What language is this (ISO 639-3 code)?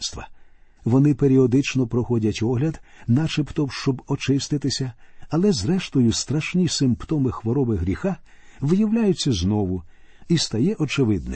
ukr